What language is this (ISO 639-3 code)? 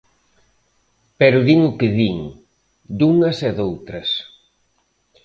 glg